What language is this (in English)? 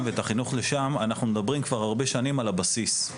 Hebrew